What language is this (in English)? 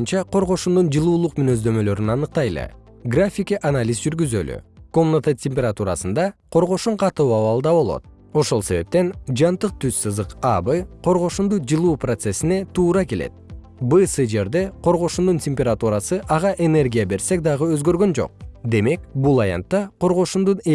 Kyrgyz